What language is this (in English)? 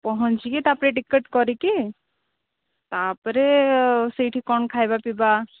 Odia